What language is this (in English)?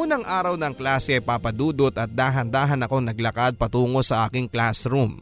Filipino